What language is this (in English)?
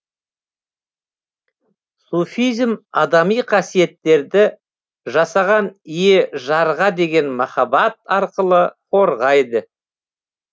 Kazakh